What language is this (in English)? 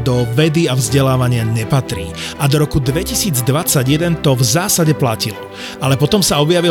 Slovak